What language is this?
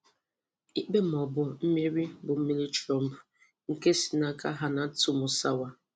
Igbo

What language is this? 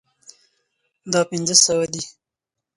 Pashto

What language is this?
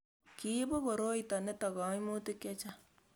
Kalenjin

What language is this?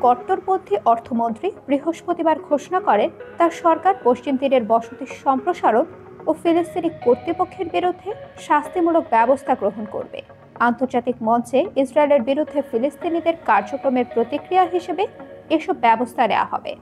Bangla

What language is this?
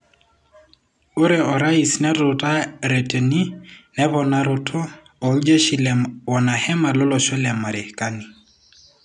Masai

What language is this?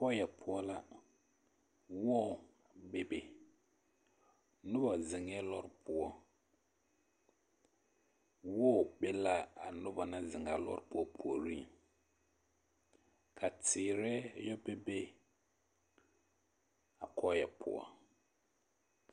Southern Dagaare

